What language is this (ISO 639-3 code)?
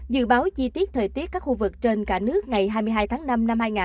vie